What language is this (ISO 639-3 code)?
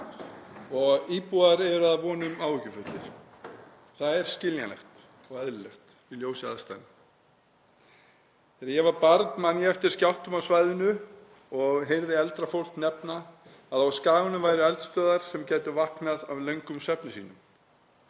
isl